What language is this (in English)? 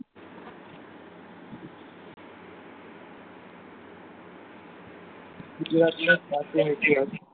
Gujarati